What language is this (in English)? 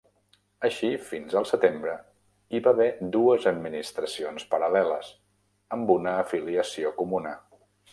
Catalan